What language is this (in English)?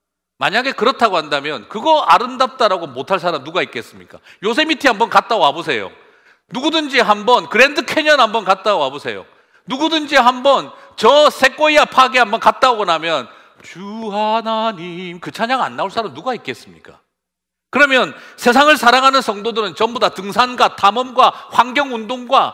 Korean